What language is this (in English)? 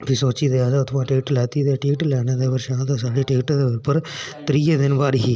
Dogri